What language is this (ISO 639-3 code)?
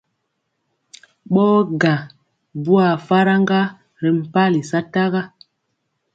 mcx